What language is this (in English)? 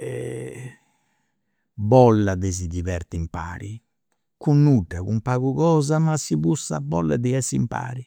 Campidanese Sardinian